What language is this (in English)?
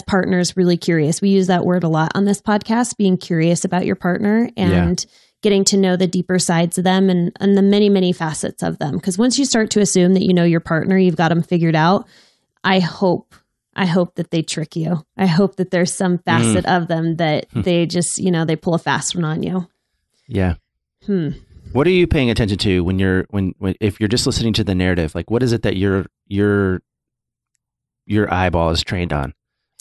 English